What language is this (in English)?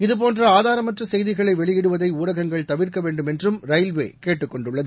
Tamil